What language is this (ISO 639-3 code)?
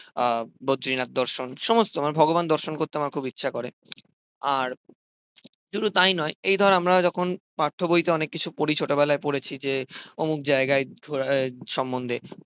ben